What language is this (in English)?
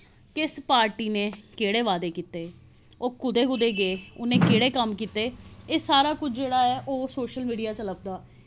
Dogri